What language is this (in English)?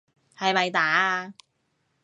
Cantonese